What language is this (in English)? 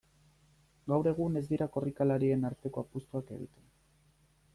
Basque